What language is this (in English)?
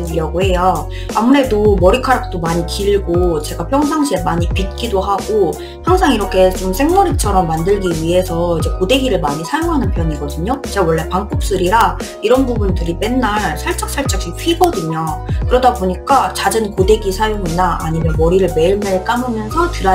Korean